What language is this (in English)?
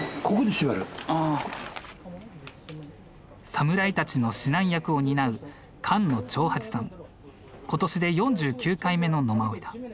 Japanese